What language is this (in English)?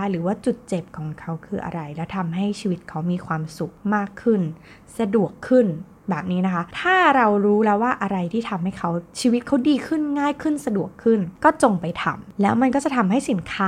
Thai